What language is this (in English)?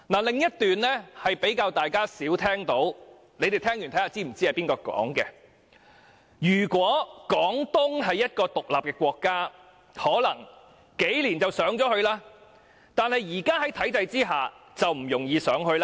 Cantonese